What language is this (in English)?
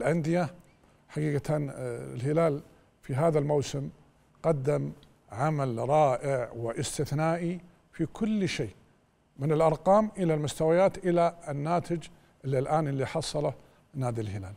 Arabic